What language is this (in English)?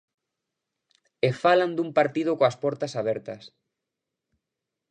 Galician